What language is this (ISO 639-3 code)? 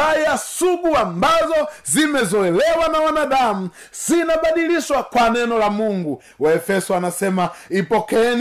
swa